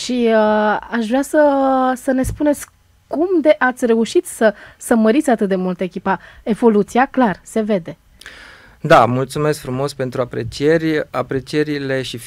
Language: Romanian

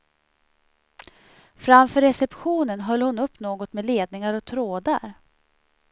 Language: Swedish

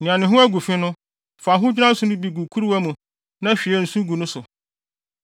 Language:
Akan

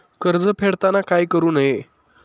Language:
Marathi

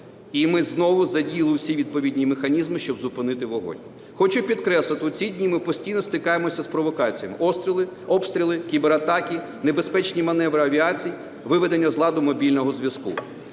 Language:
Ukrainian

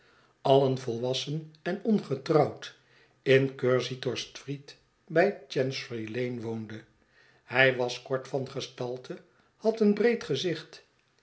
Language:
Dutch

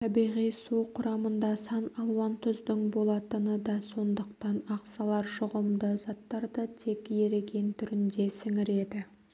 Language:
Kazakh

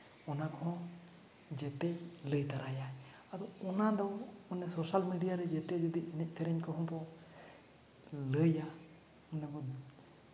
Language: Santali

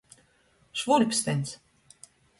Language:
Latgalian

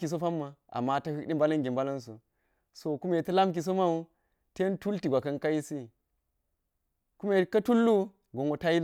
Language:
Geji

